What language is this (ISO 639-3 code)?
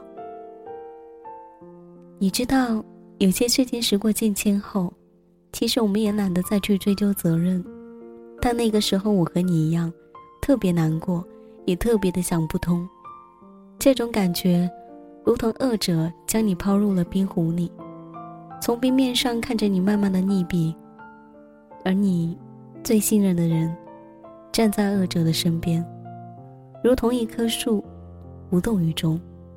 zho